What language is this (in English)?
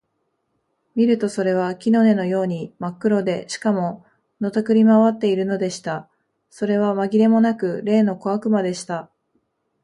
Japanese